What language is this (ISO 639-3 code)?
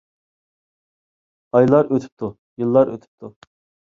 uig